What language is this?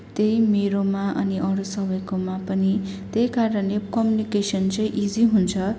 Nepali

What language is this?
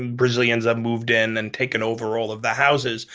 English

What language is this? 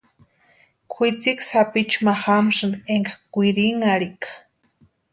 Western Highland Purepecha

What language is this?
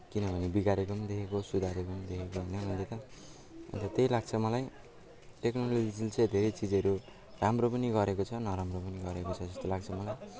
Nepali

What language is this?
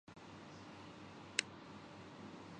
Urdu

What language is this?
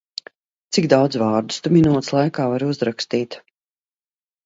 Latvian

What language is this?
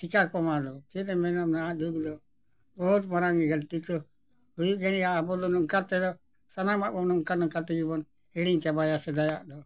Santali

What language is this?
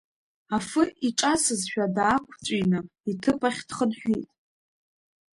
Abkhazian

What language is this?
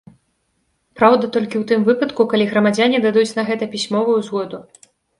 Belarusian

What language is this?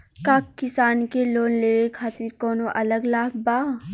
Bhojpuri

